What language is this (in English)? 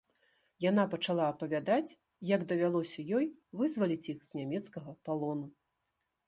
Belarusian